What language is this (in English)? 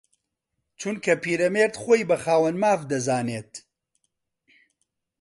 Central Kurdish